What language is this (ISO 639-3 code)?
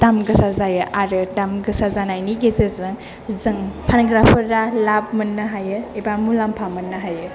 brx